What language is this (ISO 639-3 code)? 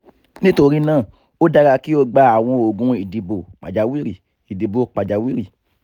yor